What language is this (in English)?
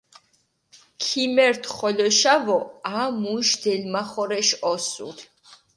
Mingrelian